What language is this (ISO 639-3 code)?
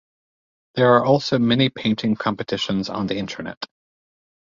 eng